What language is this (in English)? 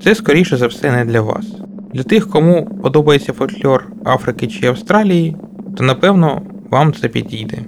Ukrainian